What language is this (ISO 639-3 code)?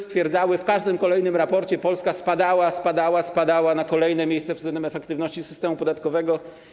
pol